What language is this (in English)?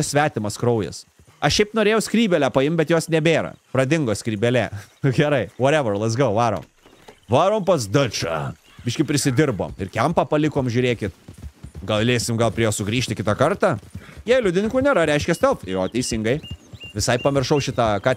Lithuanian